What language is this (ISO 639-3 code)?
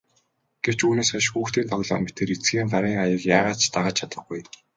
mon